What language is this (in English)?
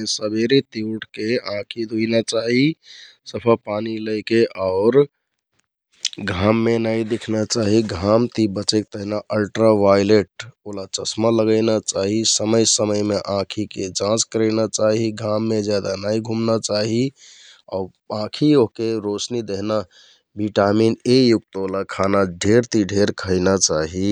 Kathoriya Tharu